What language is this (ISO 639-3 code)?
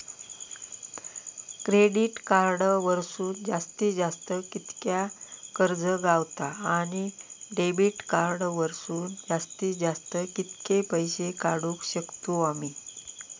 mar